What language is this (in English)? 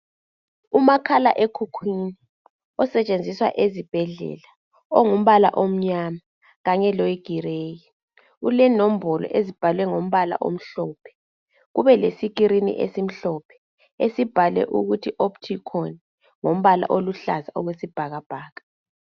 North Ndebele